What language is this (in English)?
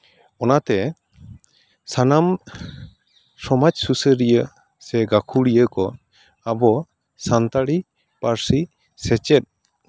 Santali